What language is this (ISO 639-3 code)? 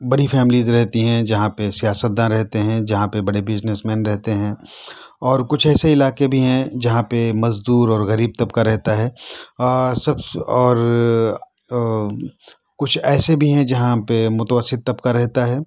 urd